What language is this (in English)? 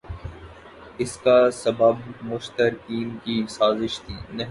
Urdu